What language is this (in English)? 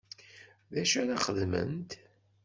Kabyle